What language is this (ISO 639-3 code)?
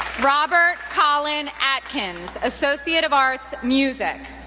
eng